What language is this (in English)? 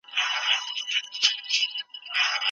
Pashto